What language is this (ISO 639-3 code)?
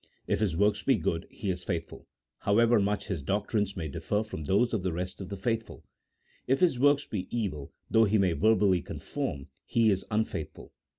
eng